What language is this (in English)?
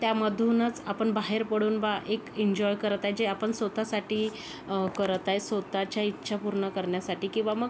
Marathi